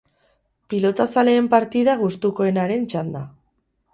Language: Basque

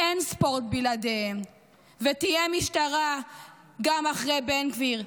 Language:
Hebrew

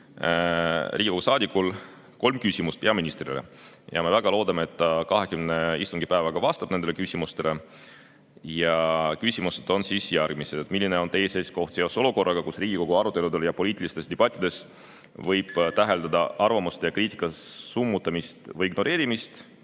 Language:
Estonian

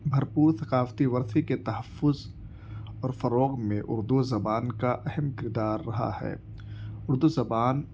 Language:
Urdu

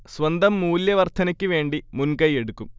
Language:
Malayalam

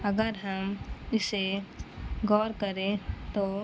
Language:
Urdu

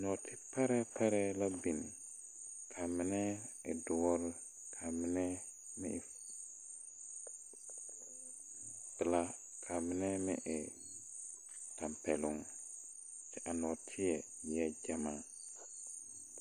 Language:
Southern Dagaare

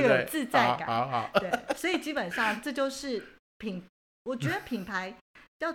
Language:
Chinese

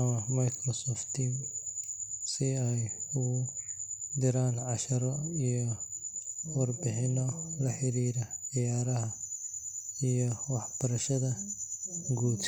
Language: Somali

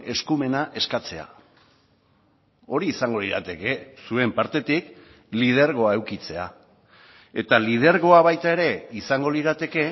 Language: Basque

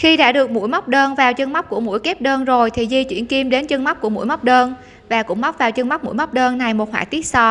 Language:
Vietnamese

